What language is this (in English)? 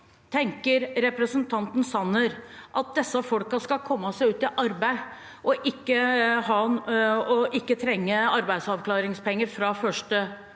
Norwegian